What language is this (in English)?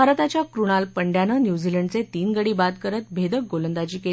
Marathi